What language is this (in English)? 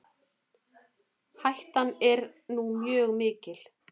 Icelandic